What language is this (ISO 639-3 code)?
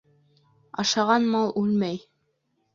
bak